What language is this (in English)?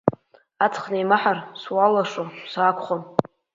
Abkhazian